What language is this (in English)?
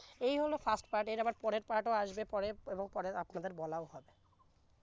Bangla